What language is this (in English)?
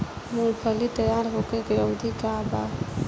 Bhojpuri